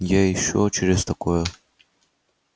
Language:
Russian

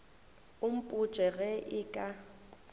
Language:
Northern Sotho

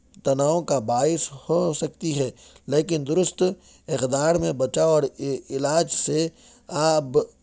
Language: Urdu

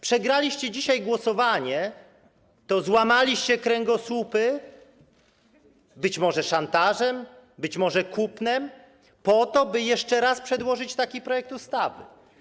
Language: Polish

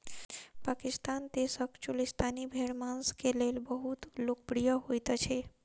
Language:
Maithili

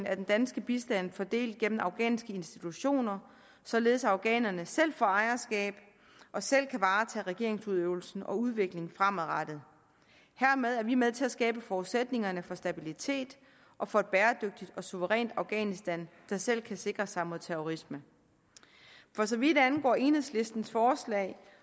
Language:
Danish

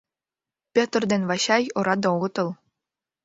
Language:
Mari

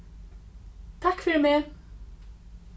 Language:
Faroese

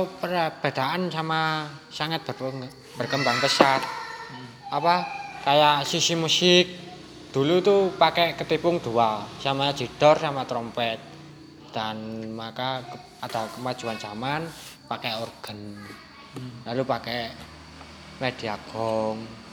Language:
Indonesian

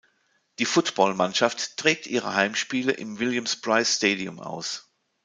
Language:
German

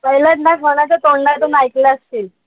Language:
Marathi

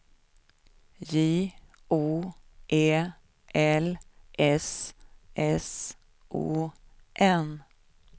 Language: Swedish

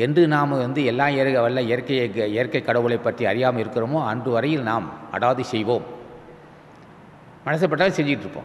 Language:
Thai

